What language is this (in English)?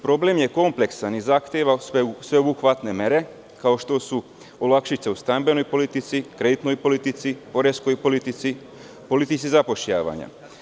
Serbian